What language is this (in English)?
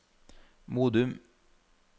Norwegian